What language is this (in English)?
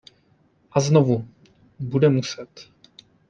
Czech